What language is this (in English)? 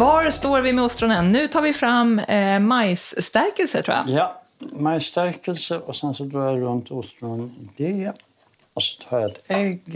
Swedish